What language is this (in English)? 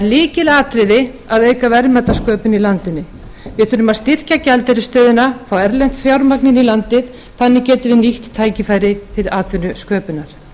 Icelandic